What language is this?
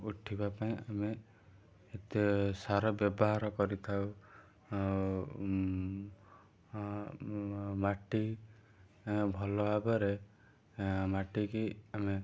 Odia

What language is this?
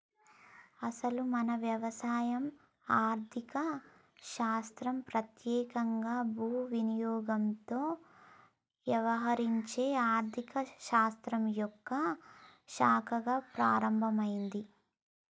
Telugu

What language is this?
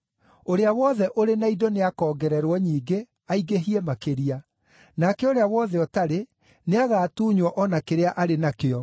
Kikuyu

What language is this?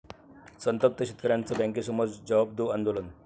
Marathi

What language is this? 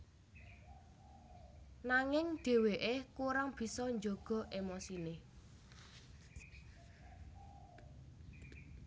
Javanese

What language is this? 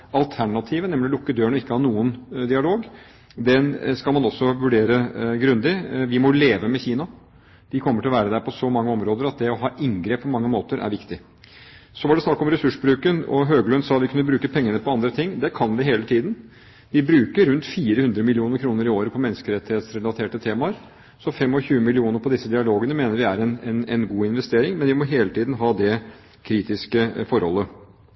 Norwegian Bokmål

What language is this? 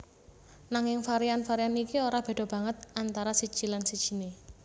Javanese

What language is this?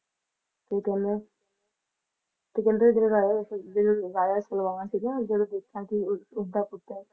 Punjabi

